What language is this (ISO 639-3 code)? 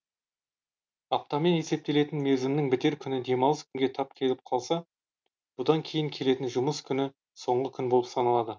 kaz